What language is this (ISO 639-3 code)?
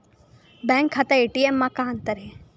hne